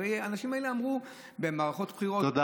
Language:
Hebrew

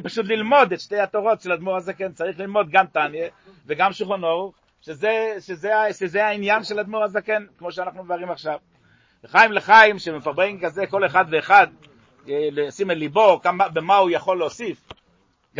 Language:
Hebrew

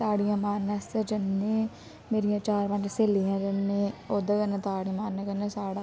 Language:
Dogri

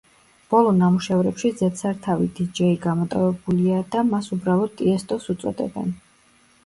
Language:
Georgian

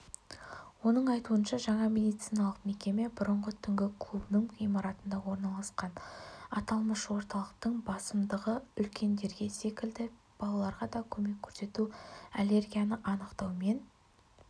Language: Kazakh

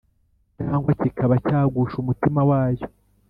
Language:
Kinyarwanda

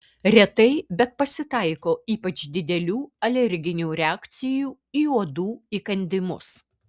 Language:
Lithuanian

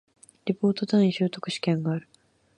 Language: Japanese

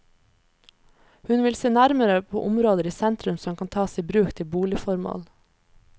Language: Norwegian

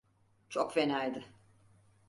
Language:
Turkish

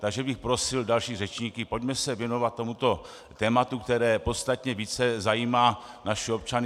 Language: Czech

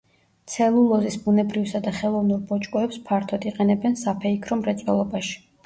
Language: Georgian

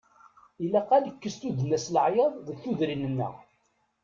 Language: Kabyle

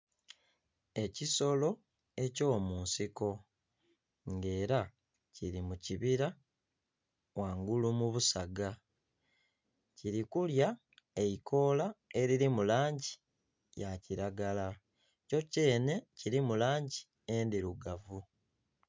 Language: Soga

